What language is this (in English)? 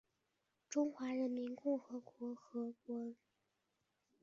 Chinese